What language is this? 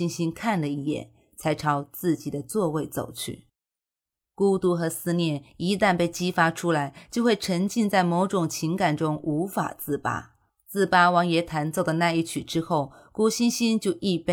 Chinese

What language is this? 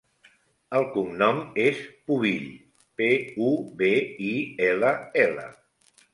Catalan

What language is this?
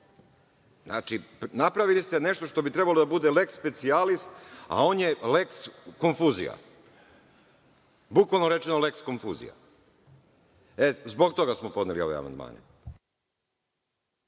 Serbian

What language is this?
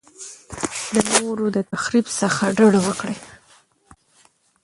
Pashto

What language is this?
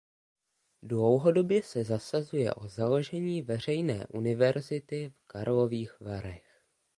Czech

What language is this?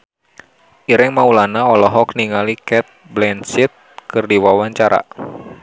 Sundanese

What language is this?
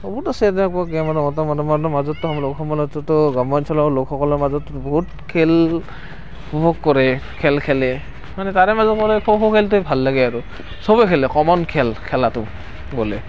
Assamese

